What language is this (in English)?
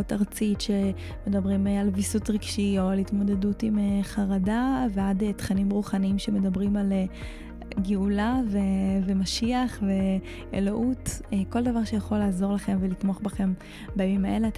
Hebrew